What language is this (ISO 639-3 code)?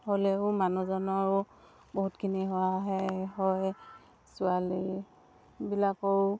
asm